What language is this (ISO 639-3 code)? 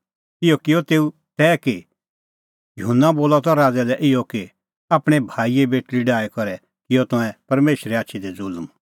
kfx